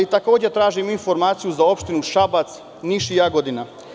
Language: Serbian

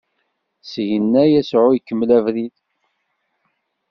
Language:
Kabyle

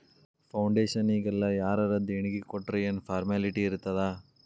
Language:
Kannada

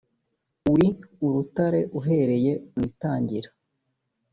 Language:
Kinyarwanda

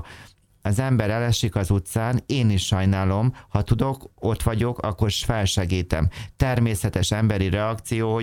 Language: Hungarian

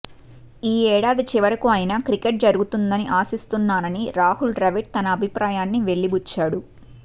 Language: Telugu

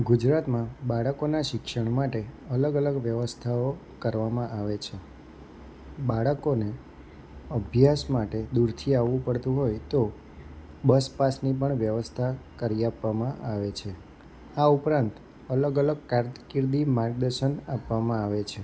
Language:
Gujarati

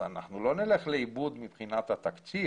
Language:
Hebrew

